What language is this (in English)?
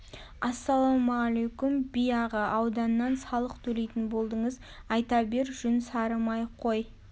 Kazakh